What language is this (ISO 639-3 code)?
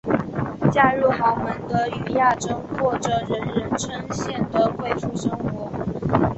zho